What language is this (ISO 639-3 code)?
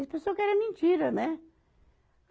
por